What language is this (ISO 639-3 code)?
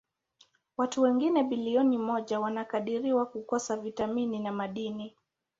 swa